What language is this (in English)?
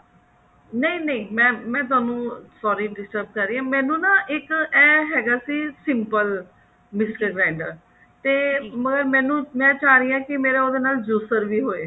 Punjabi